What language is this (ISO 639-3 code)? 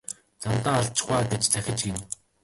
mon